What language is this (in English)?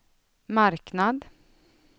Swedish